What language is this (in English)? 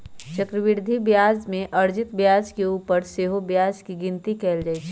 Magahi